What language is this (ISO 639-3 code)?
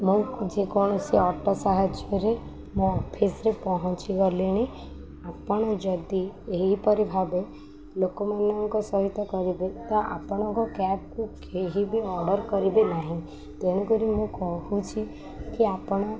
ori